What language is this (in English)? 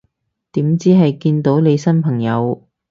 Cantonese